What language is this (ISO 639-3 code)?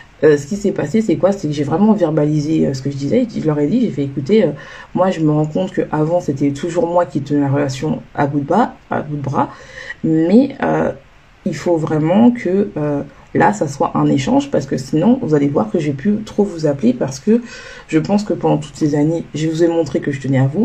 fra